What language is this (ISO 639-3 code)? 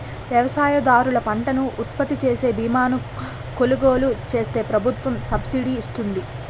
tel